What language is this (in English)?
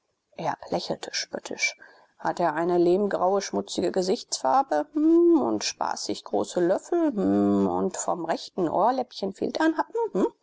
German